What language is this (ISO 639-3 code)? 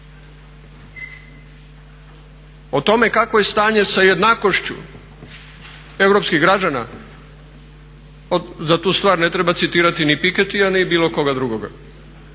hrv